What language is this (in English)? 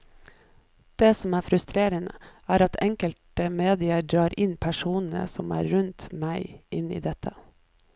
Norwegian